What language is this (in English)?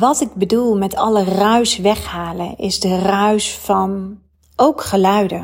Dutch